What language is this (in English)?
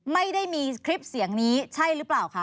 Thai